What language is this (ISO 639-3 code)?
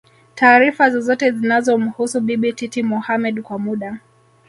swa